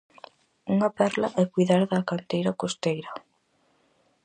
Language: Galician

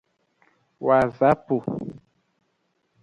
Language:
Aja (Benin)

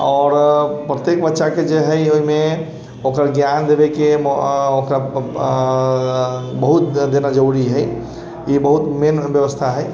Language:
Maithili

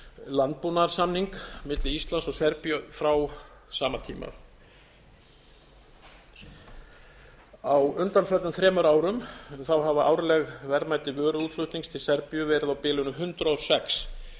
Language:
Icelandic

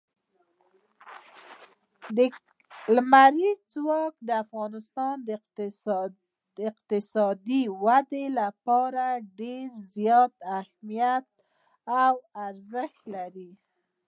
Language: Pashto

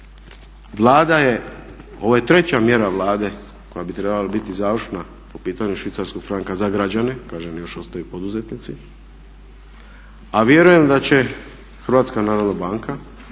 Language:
Croatian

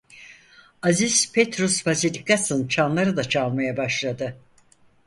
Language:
Turkish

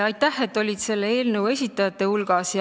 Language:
Estonian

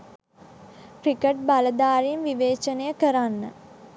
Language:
Sinhala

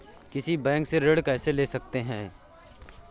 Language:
Hindi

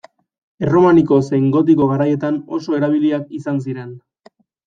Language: Basque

